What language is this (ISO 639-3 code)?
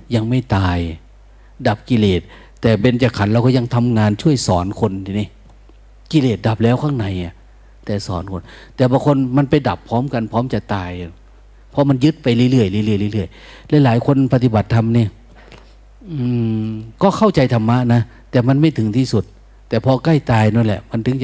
tha